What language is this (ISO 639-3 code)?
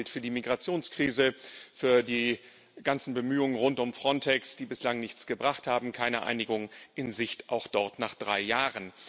deu